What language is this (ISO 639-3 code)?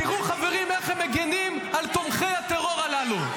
heb